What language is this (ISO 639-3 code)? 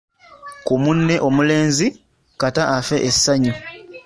lug